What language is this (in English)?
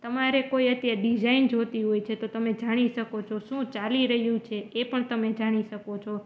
Gujarati